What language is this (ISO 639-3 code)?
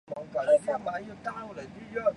zho